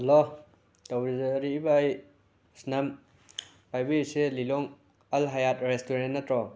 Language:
Manipuri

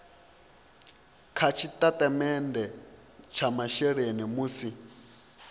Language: Venda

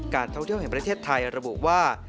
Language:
Thai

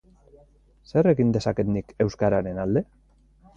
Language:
Basque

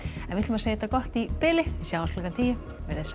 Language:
Icelandic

